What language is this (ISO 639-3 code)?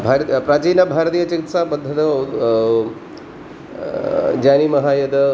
san